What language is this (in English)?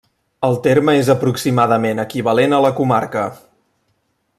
Catalan